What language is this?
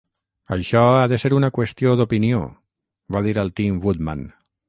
Catalan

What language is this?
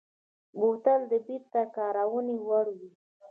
Pashto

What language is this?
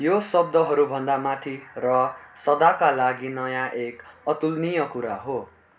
Nepali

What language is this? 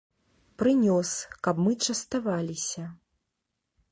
Belarusian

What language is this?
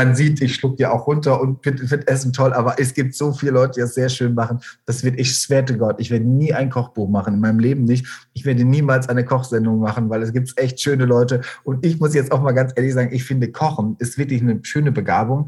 German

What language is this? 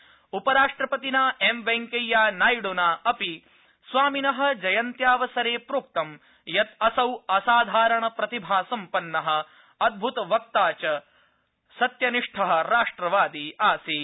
Sanskrit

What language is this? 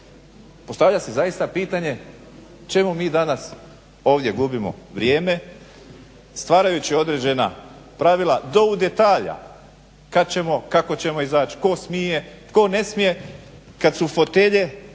Croatian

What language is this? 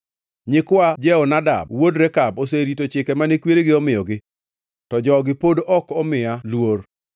Luo (Kenya and Tanzania)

